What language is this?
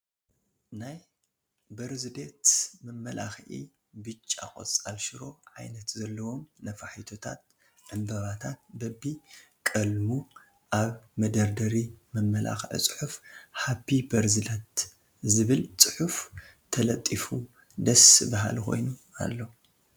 Tigrinya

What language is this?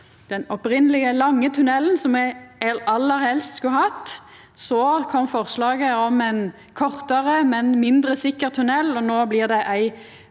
Norwegian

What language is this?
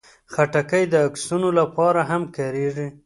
Pashto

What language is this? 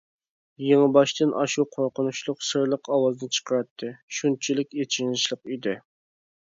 Uyghur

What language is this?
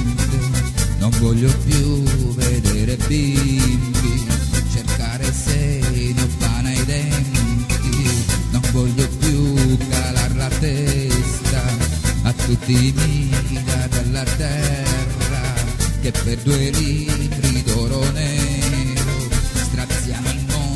Italian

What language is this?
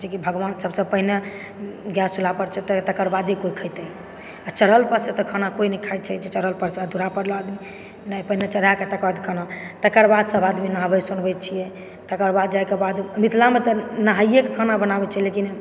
Maithili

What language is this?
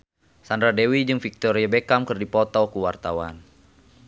Sundanese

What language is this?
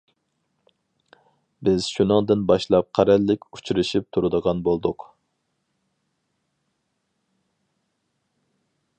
Uyghur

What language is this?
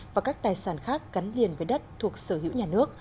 Vietnamese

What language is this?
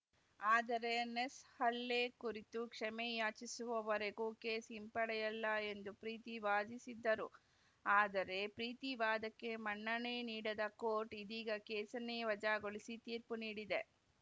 Kannada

